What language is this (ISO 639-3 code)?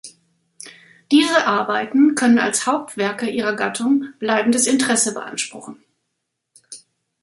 deu